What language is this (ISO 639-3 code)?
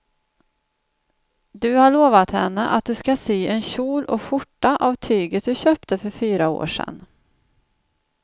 swe